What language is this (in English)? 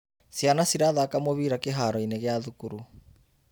Kikuyu